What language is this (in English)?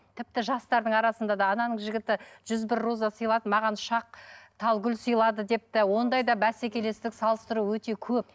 Kazakh